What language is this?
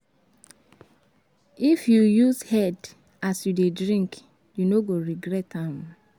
Nigerian Pidgin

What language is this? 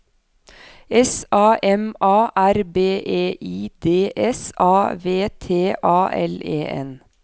Norwegian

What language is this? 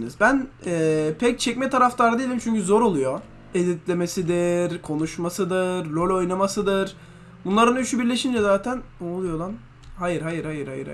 Turkish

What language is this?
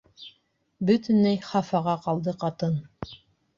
Bashkir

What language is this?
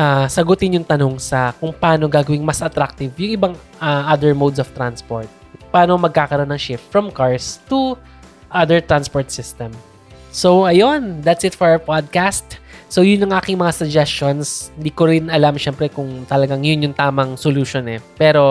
Filipino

